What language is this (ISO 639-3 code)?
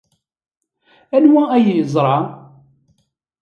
kab